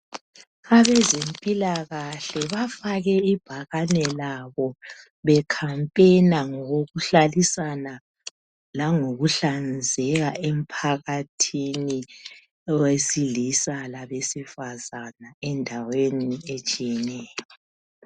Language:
North Ndebele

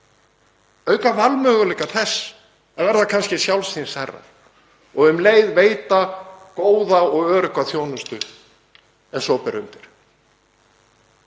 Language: Icelandic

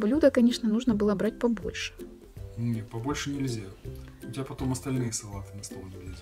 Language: Russian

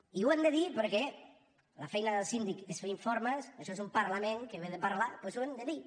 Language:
Catalan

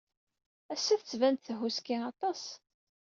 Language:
Kabyle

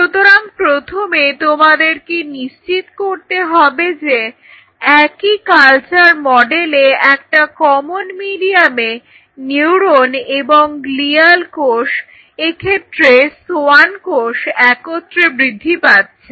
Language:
Bangla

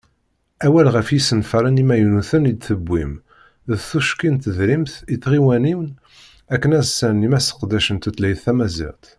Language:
Kabyle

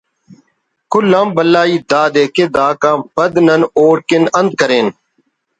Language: Brahui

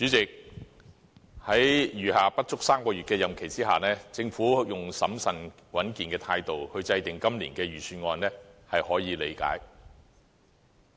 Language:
Cantonese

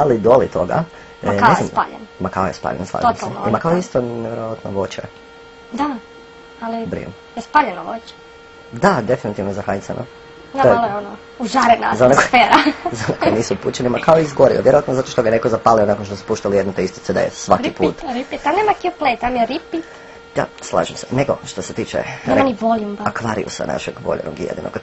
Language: Croatian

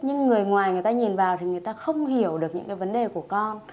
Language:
Vietnamese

